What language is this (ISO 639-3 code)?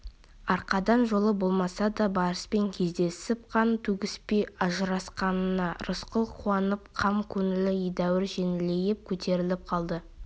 kaz